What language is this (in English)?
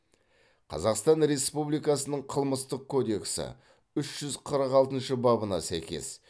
Kazakh